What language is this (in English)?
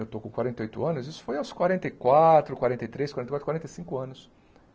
Portuguese